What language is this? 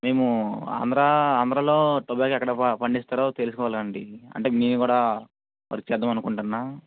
Telugu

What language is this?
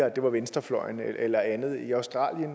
Danish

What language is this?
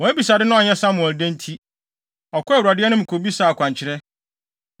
Akan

